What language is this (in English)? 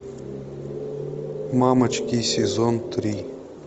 Russian